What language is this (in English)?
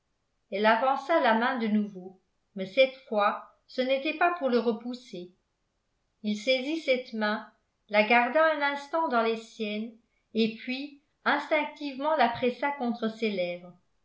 French